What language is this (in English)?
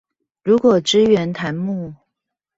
Chinese